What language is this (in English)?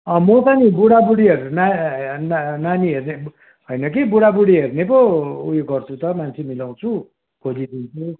Nepali